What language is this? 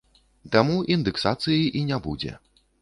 Belarusian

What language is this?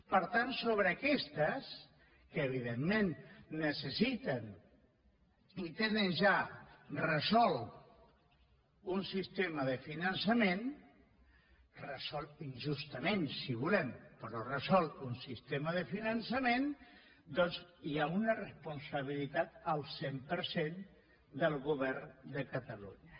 Catalan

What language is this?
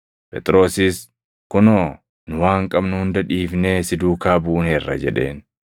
Oromo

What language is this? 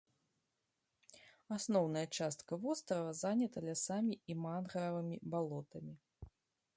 Belarusian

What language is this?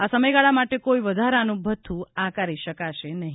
Gujarati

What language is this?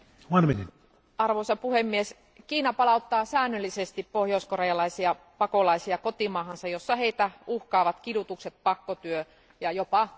Finnish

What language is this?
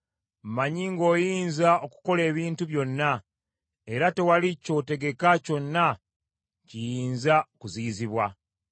Ganda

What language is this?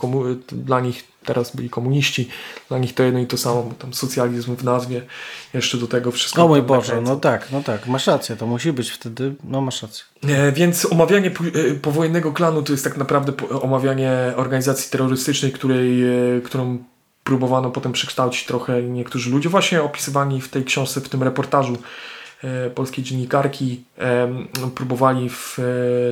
Polish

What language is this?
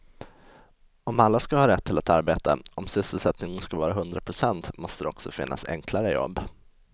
Swedish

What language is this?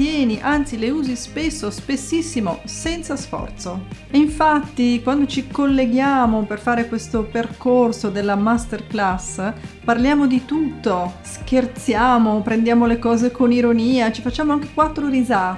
Italian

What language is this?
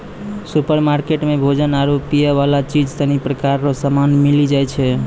Maithili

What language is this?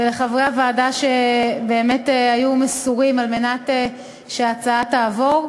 Hebrew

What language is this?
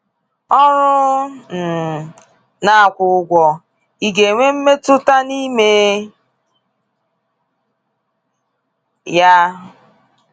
Igbo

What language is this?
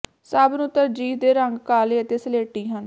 Punjabi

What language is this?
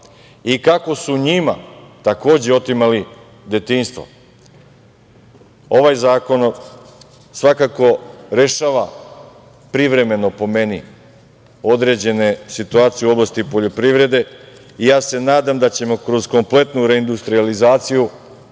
Serbian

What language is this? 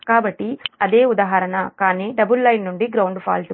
Telugu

